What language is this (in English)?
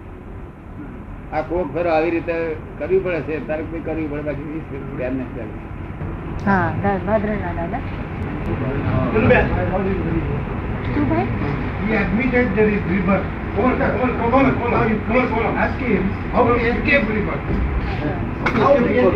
Gujarati